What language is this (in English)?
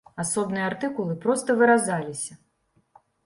Belarusian